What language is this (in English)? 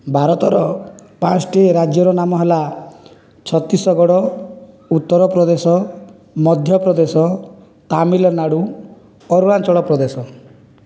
Odia